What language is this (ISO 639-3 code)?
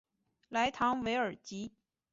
zho